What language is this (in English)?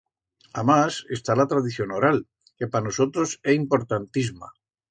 Aragonese